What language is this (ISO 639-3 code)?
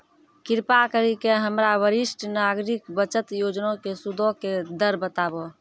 mai